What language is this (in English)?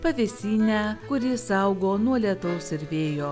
Lithuanian